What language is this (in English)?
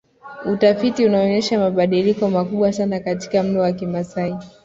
Swahili